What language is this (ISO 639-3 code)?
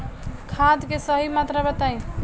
bho